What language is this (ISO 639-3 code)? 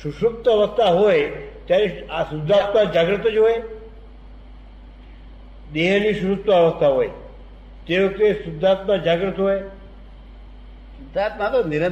guj